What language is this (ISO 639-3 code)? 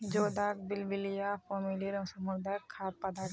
mag